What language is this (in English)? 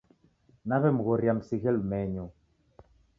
Taita